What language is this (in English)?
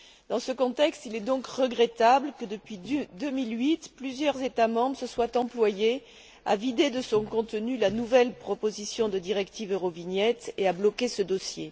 French